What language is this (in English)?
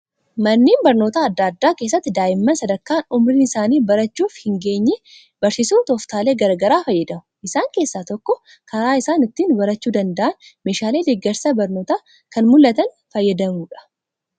Oromo